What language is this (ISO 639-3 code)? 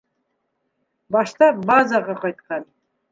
bak